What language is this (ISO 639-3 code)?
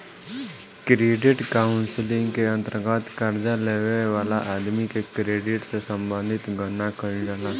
bho